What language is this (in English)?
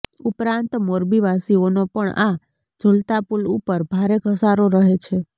Gujarati